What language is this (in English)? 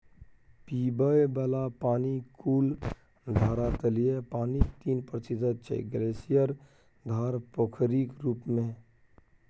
Maithili